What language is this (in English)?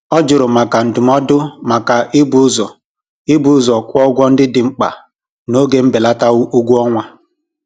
Igbo